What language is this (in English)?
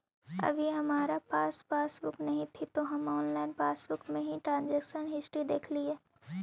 Magahi